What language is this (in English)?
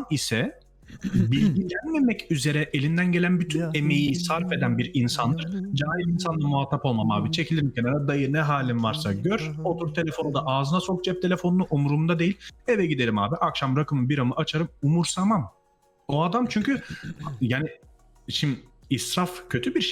Turkish